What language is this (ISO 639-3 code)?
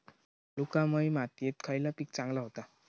mar